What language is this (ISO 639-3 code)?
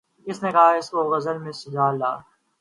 urd